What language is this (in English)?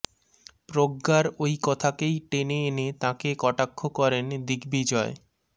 Bangla